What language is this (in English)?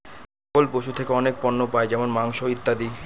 Bangla